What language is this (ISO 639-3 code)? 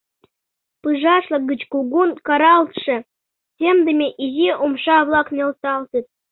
chm